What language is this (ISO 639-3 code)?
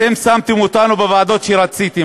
heb